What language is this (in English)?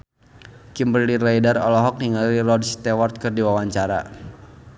Sundanese